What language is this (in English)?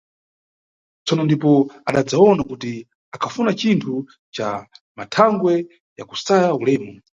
Nyungwe